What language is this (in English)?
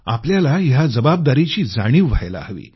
Marathi